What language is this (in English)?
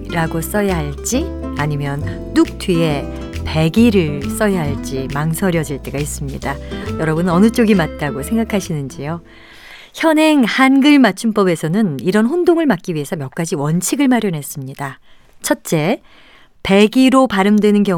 Korean